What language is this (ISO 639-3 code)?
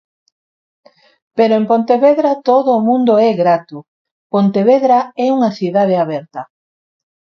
glg